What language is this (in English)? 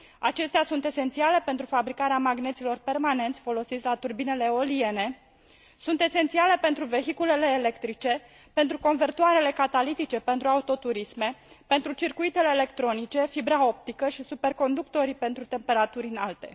Romanian